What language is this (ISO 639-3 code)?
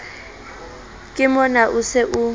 sot